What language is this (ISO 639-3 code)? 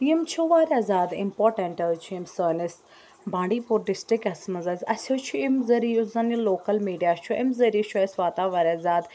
kas